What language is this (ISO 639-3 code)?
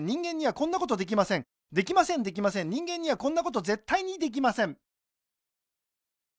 jpn